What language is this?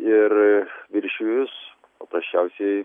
Lithuanian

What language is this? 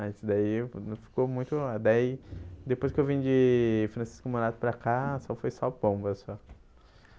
Portuguese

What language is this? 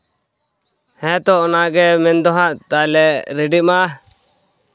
Santali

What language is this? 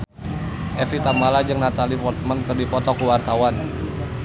Sundanese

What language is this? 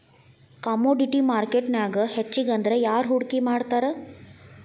Kannada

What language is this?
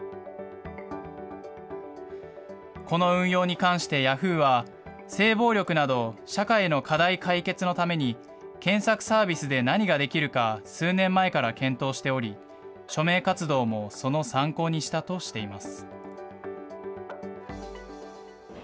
Japanese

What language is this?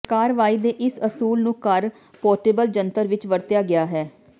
Punjabi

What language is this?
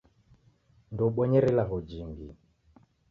Taita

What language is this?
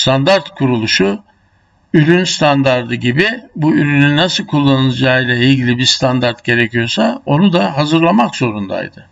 Turkish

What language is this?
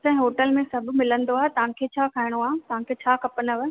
Sindhi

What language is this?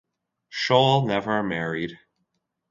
English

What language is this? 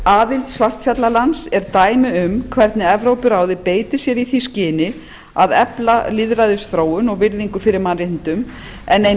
Icelandic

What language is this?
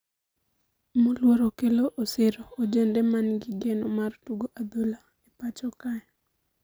Luo (Kenya and Tanzania)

